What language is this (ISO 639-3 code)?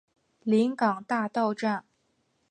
zho